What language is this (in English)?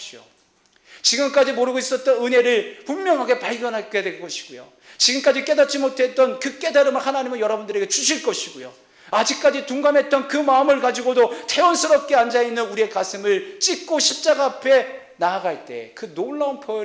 Korean